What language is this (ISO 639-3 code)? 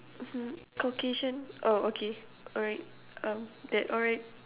eng